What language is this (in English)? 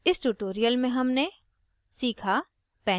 Hindi